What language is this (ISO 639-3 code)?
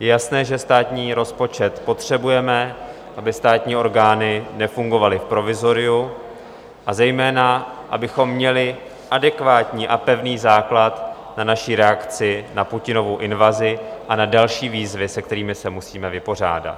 ces